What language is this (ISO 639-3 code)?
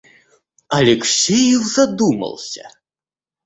rus